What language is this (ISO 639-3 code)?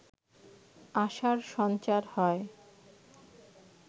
ben